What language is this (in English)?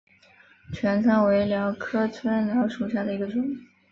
Chinese